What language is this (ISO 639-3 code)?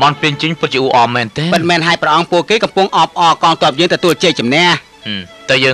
tha